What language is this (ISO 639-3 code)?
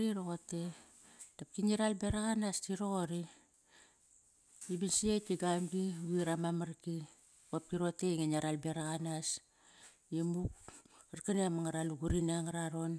ckr